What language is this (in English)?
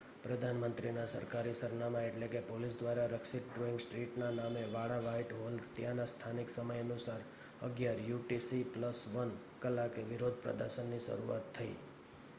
Gujarati